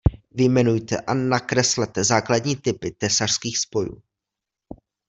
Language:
Czech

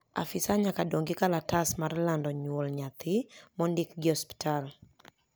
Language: Luo (Kenya and Tanzania)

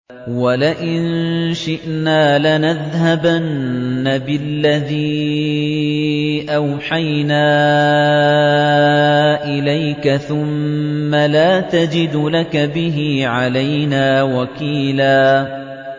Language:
Arabic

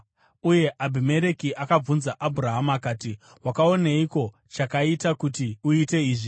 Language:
Shona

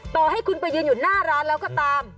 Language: Thai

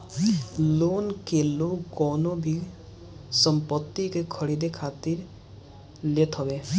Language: Bhojpuri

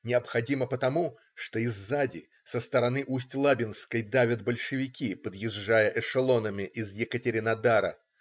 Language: Russian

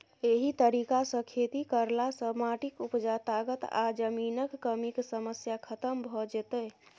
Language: Maithili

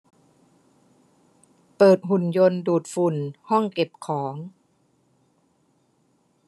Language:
Thai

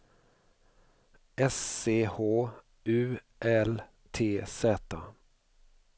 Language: Swedish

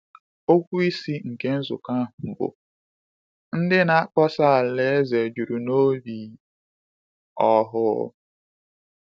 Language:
Igbo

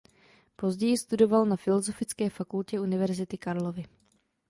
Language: Czech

